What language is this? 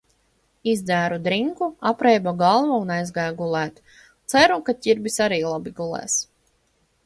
Latvian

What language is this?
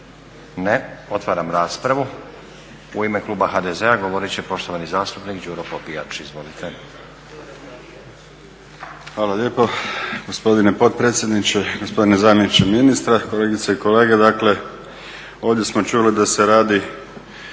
Croatian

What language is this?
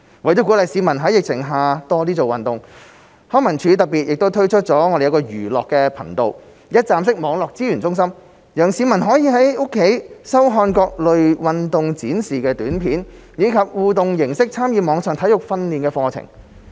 Cantonese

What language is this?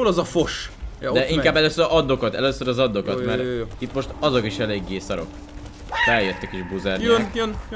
Hungarian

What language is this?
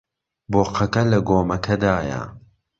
Central Kurdish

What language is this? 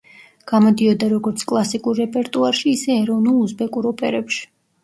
Georgian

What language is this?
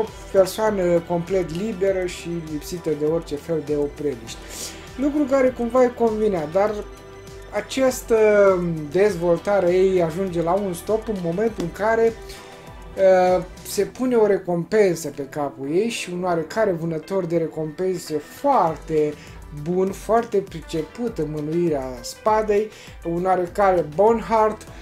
Romanian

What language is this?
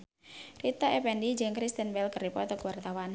Sundanese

